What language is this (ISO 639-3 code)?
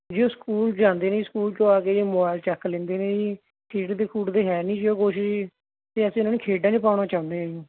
pan